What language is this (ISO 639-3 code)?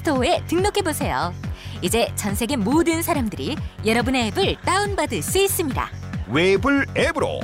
kor